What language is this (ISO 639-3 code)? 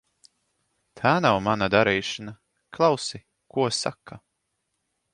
lav